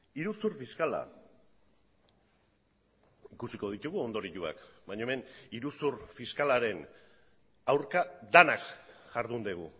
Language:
Basque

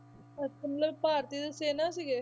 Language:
Punjabi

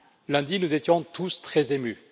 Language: French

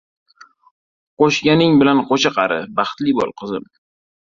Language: Uzbek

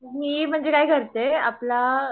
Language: Marathi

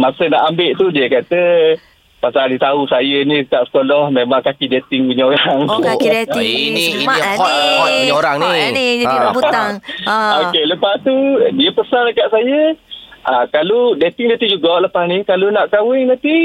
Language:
Malay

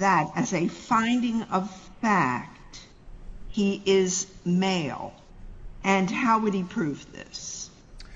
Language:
English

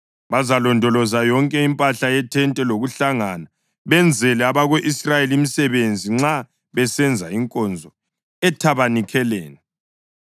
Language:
North Ndebele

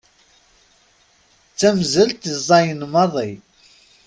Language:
Kabyle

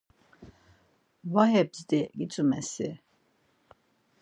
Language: Laz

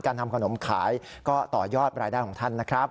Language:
Thai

